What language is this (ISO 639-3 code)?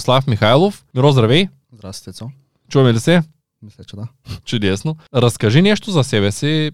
bul